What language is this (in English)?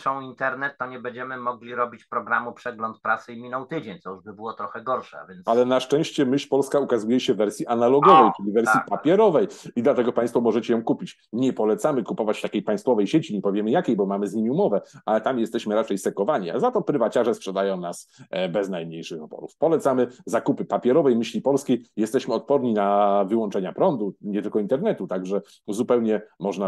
Polish